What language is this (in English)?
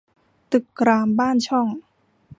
Thai